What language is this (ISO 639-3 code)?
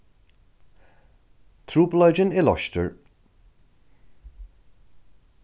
fao